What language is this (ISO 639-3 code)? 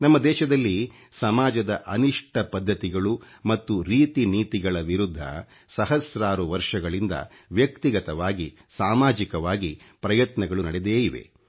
kan